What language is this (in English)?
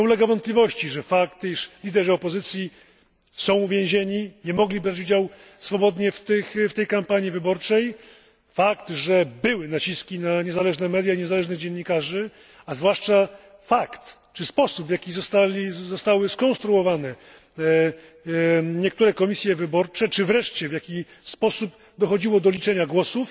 Polish